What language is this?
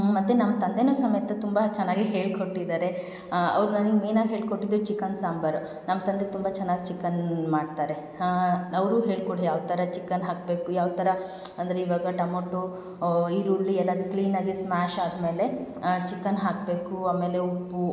Kannada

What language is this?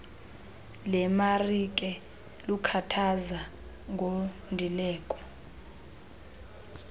Xhosa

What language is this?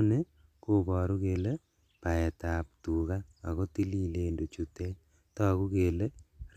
Kalenjin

